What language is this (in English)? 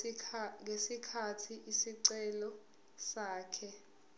Zulu